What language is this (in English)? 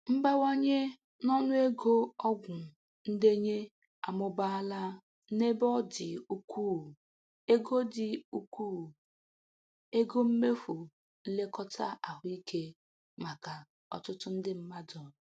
Igbo